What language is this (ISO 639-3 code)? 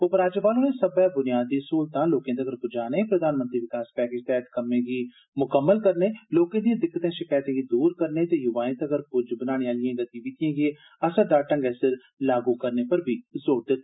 doi